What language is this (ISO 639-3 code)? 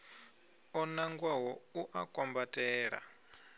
ven